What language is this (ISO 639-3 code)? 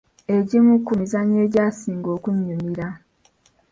lug